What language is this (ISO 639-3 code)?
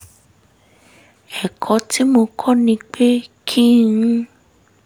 yor